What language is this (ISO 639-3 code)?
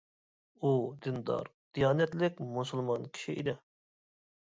uig